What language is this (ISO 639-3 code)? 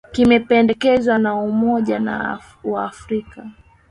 swa